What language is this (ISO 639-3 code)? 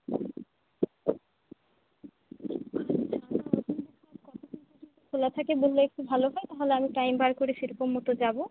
ben